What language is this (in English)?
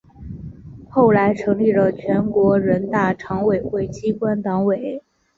Chinese